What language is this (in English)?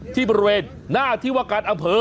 Thai